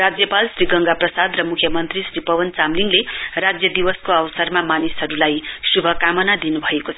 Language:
Nepali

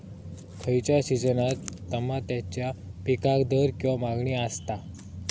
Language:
Marathi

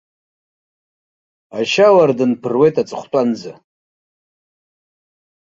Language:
Abkhazian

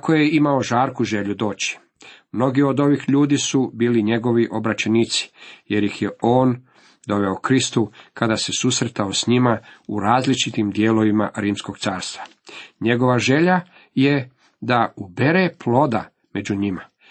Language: Croatian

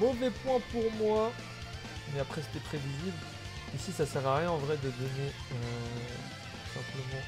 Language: French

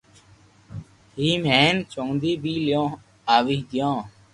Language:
Loarki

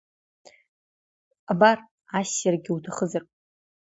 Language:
Abkhazian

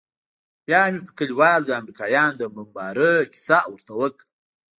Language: Pashto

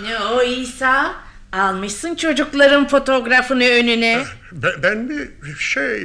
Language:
Turkish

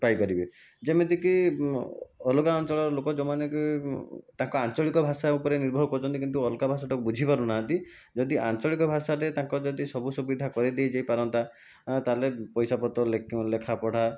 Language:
Odia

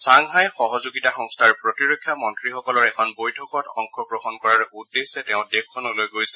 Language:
Assamese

